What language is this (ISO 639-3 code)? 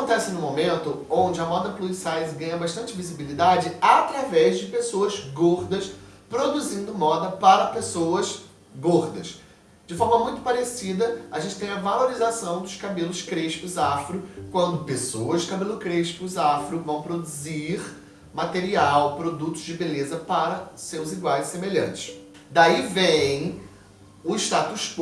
por